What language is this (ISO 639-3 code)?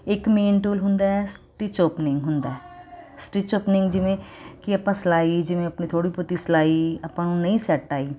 pan